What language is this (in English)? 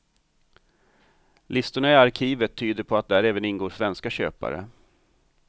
Swedish